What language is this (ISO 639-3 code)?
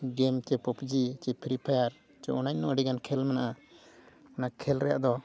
sat